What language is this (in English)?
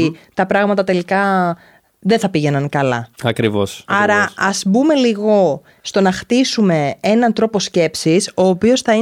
Greek